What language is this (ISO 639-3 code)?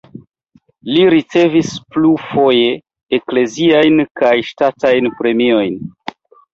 epo